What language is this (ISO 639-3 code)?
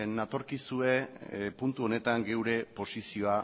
eus